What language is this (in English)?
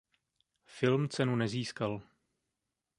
Czech